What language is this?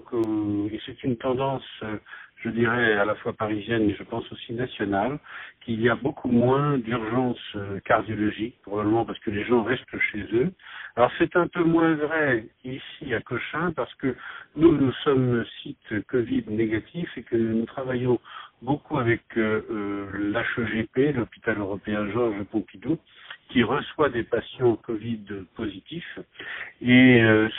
French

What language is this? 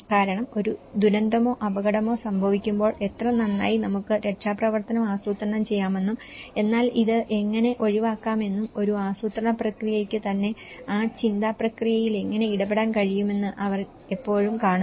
Malayalam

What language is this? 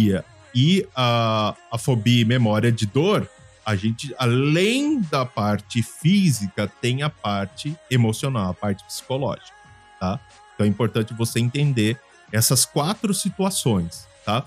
Portuguese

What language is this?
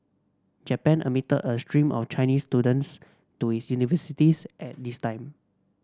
English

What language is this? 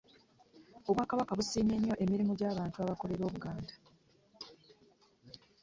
Ganda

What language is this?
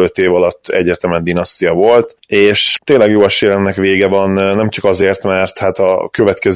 Hungarian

